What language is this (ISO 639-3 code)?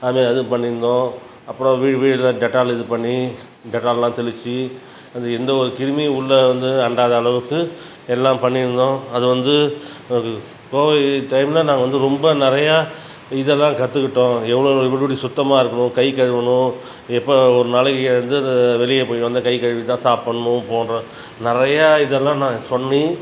tam